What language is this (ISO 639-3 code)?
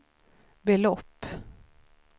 swe